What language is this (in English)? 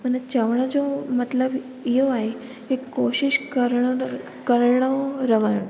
Sindhi